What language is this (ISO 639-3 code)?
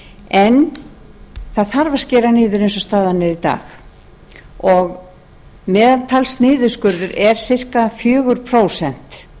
isl